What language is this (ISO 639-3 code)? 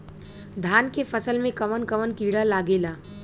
bho